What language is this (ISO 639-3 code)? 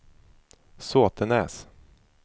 swe